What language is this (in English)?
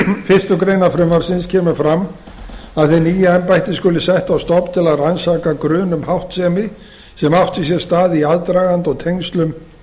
Icelandic